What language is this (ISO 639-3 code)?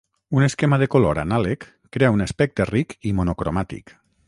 cat